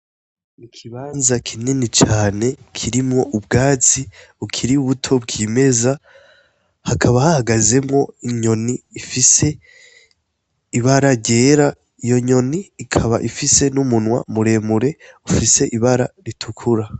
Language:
Rundi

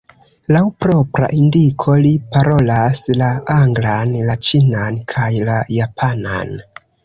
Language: Esperanto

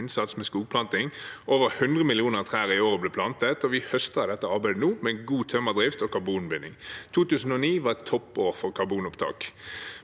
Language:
Norwegian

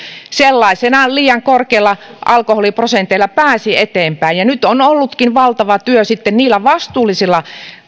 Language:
Finnish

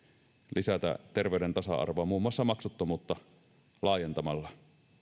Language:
Finnish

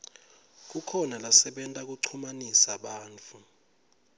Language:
Swati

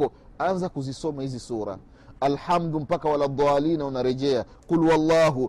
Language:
Swahili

